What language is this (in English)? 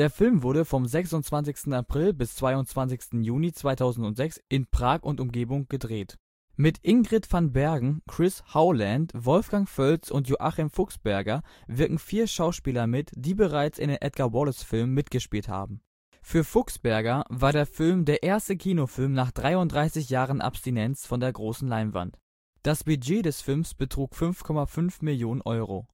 German